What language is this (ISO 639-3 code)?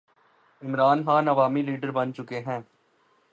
urd